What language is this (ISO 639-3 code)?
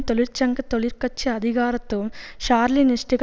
tam